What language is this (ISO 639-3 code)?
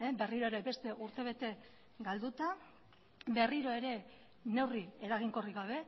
eus